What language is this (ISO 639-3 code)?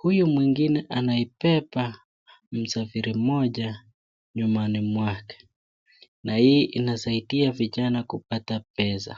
swa